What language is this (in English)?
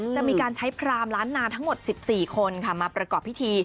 Thai